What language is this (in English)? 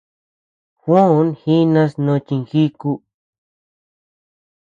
Tepeuxila Cuicatec